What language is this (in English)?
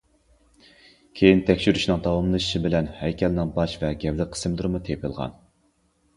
Uyghur